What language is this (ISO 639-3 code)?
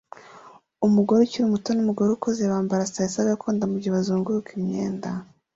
kin